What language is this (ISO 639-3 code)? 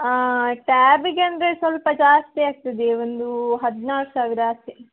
kan